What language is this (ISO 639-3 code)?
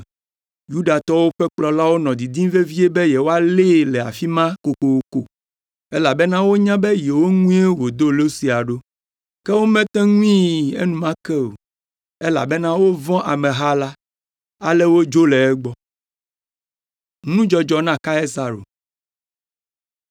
ewe